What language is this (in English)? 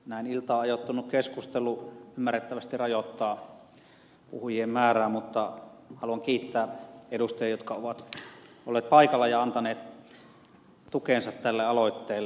Finnish